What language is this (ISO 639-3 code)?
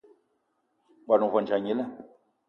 eto